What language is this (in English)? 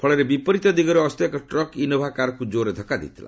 Odia